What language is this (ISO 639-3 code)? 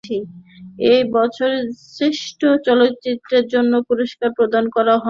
ben